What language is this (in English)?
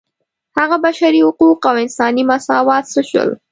Pashto